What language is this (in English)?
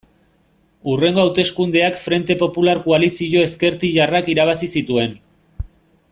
Basque